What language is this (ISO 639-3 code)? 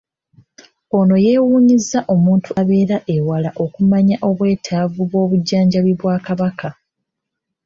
lug